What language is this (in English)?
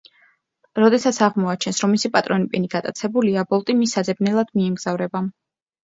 Georgian